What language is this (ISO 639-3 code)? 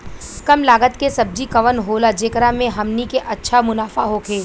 bho